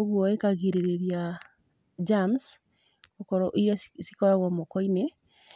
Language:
Kikuyu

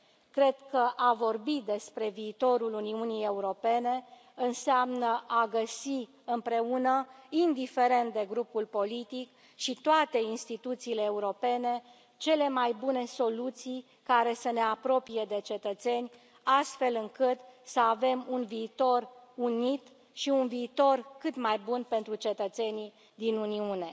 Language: Romanian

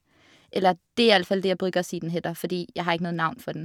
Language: Norwegian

